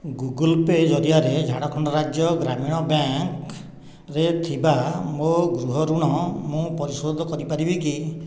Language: Odia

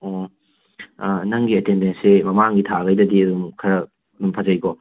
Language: Manipuri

